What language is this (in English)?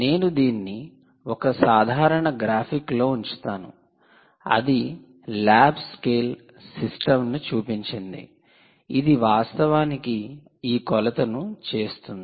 Telugu